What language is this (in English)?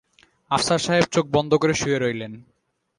Bangla